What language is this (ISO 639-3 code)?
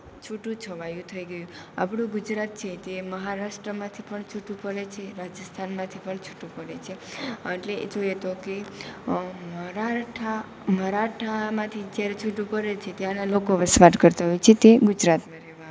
guj